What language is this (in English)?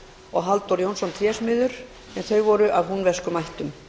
Icelandic